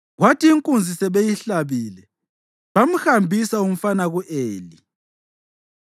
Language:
North Ndebele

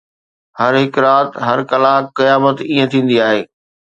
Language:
Sindhi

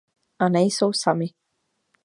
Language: Czech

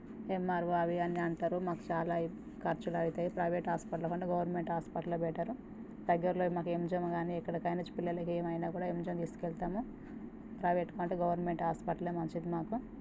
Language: Telugu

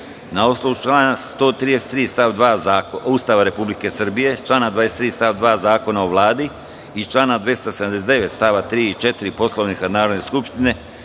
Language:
Serbian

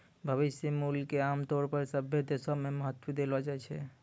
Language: Maithili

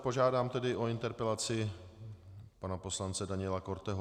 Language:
Czech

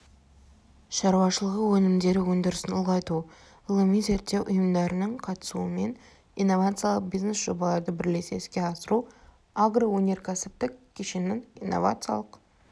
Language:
Kazakh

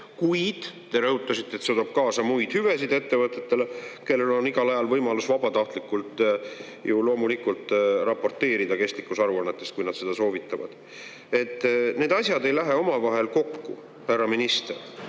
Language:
Estonian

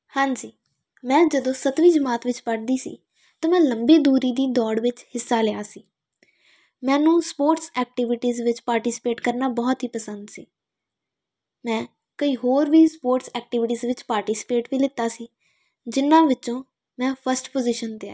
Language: Punjabi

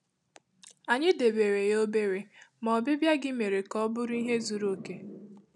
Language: Igbo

